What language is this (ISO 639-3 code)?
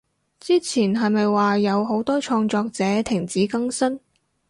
yue